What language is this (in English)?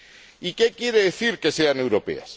Spanish